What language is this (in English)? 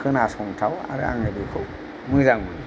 Bodo